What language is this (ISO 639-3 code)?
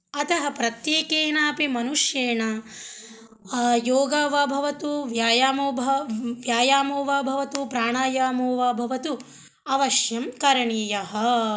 san